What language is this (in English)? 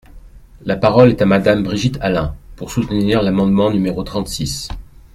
French